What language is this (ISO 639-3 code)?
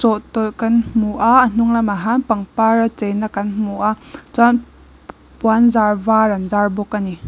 lus